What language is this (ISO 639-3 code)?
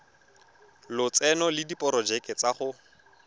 tsn